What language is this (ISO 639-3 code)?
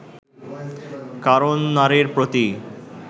ben